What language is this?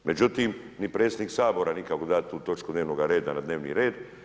Croatian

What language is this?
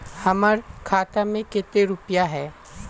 Magahi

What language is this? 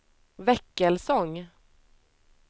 Swedish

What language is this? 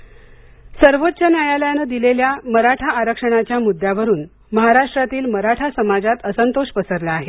Marathi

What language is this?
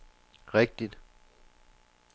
Danish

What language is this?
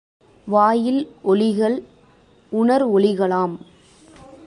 Tamil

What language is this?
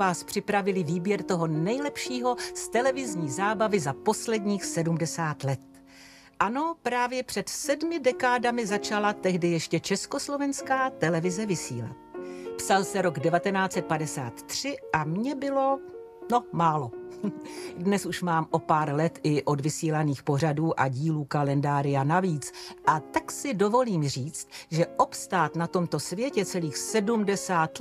Czech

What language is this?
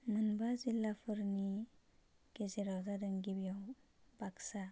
Bodo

